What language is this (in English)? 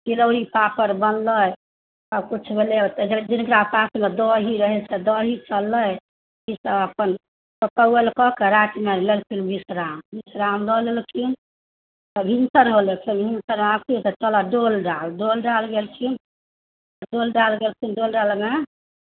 Maithili